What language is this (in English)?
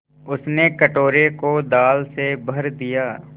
Hindi